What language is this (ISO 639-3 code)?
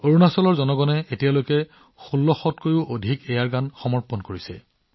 asm